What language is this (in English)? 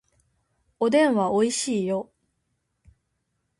Japanese